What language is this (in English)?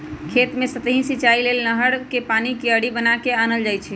Magahi